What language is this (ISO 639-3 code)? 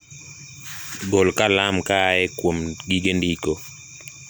luo